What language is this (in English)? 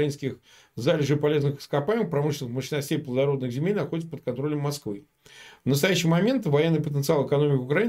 Russian